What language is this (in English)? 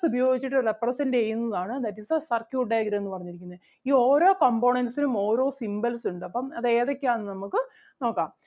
Malayalam